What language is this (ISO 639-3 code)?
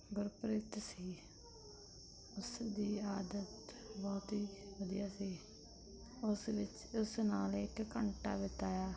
pan